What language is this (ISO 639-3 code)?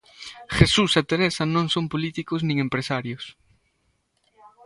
glg